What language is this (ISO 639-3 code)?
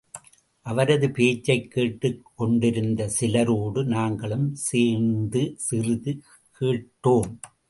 tam